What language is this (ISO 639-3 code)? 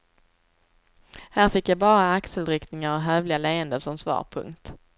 swe